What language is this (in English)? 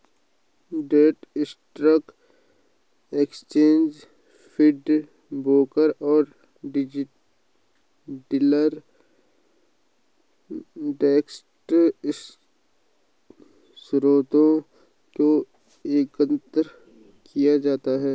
Hindi